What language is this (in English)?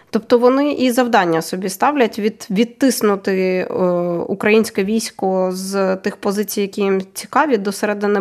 Ukrainian